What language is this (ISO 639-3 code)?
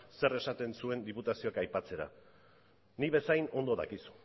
eus